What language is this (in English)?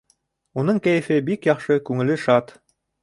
Bashkir